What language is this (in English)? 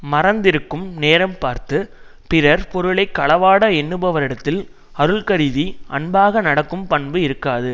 Tamil